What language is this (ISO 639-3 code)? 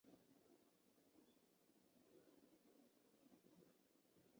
zho